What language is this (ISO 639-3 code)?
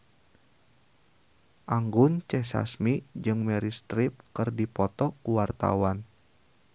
sun